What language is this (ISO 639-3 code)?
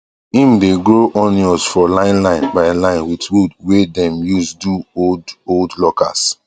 pcm